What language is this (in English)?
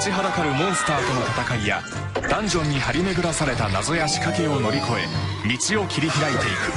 Japanese